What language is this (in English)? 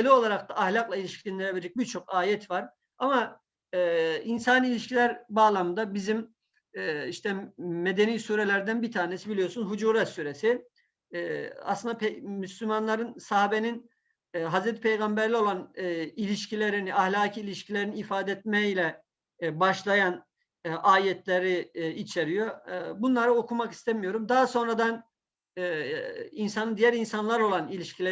Turkish